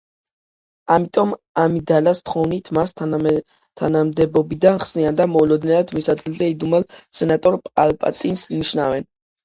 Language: Georgian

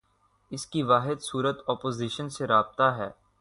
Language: Urdu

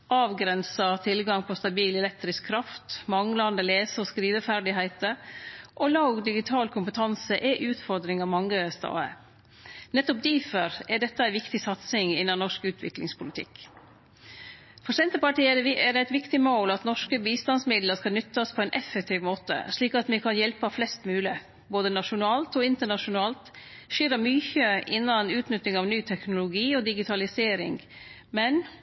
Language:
Norwegian Nynorsk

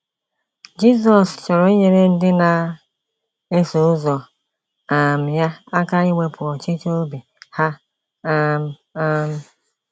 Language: Igbo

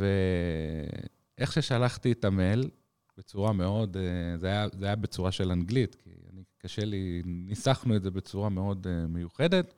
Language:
Hebrew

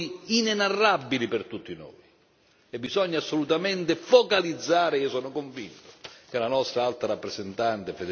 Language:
Italian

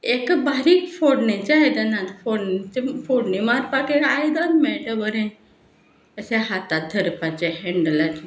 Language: Konkani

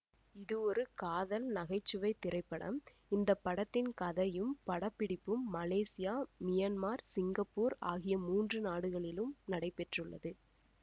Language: Tamil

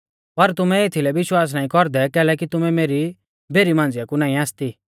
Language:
Mahasu Pahari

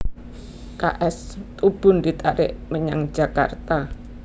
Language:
Javanese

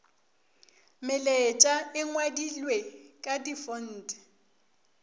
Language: Northern Sotho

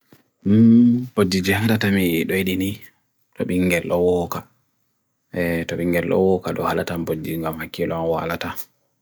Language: Bagirmi Fulfulde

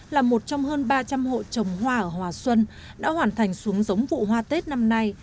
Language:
Vietnamese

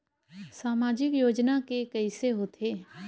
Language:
Chhattisgarhi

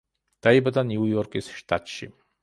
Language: Georgian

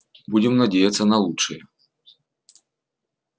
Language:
Russian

